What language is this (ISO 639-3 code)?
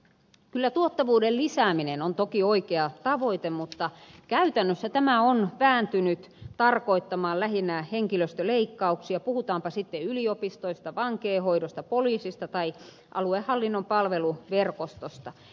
fin